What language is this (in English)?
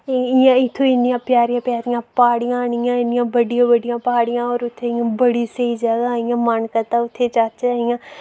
Dogri